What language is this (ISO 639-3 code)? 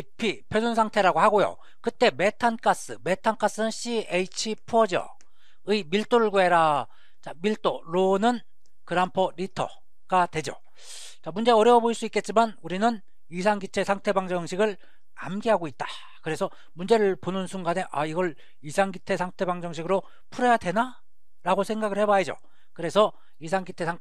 kor